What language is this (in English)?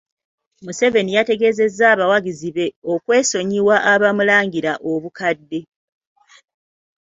Ganda